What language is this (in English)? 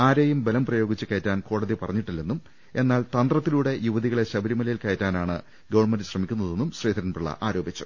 Malayalam